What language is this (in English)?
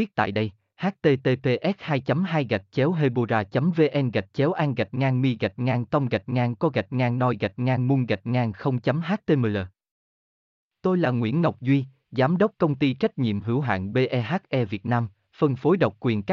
Vietnamese